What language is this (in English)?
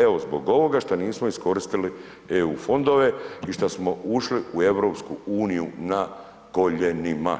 Croatian